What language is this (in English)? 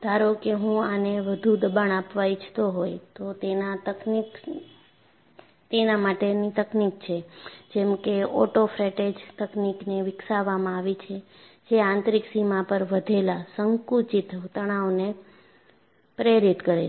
Gujarati